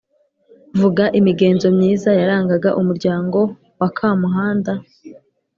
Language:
Kinyarwanda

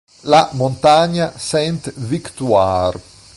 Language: Italian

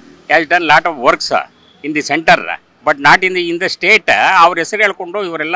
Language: Kannada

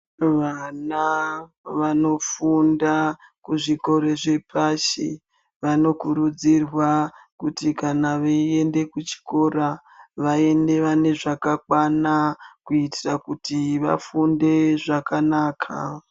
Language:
Ndau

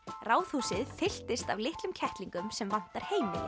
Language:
Icelandic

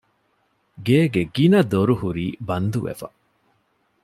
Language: Divehi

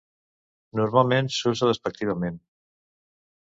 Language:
Catalan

